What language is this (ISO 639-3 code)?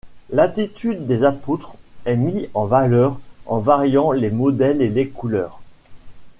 fra